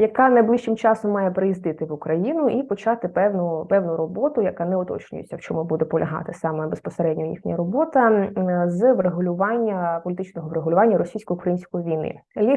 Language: Ukrainian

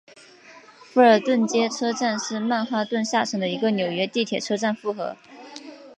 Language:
Chinese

